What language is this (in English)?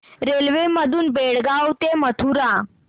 Marathi